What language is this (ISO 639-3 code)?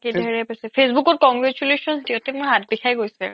asm